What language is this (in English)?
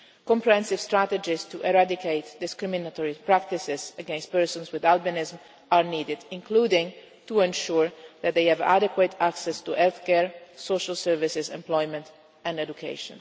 English